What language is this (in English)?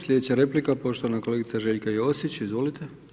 Croatian